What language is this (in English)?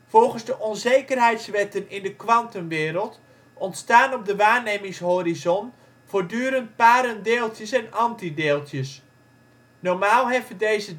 Dutch